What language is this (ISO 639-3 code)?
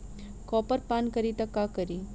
bho